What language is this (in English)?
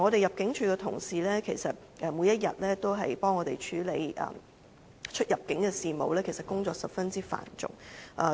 Cantonese